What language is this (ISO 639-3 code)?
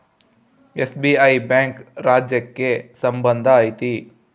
kan